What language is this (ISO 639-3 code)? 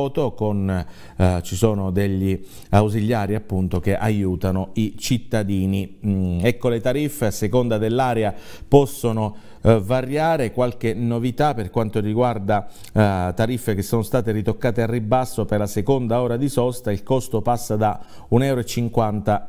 ita